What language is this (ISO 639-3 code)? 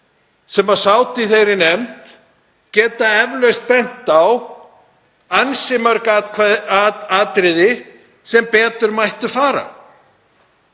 isl